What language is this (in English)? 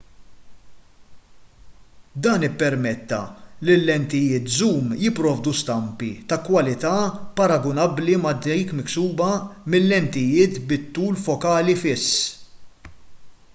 Maltese